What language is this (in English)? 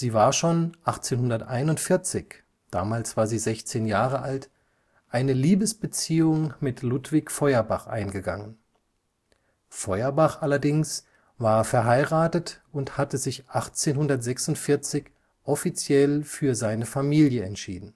German